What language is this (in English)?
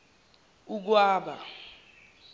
Zulu